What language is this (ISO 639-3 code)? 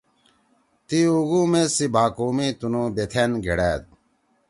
trw